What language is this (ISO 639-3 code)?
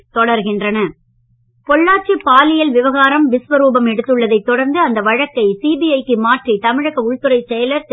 tam